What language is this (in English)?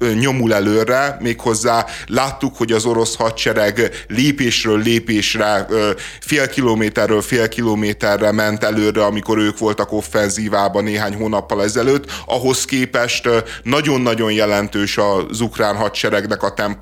Hungarian